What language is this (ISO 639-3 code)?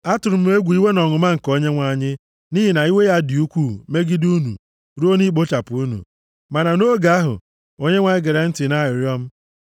ibo